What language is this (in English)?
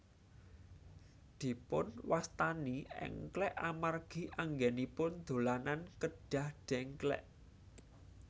Javanese